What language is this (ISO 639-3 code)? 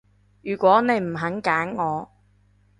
yue